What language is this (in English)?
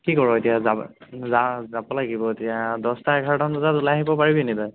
Assamese